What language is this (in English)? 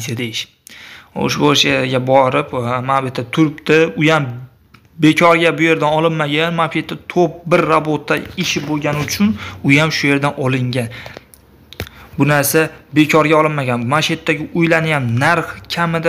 Turkish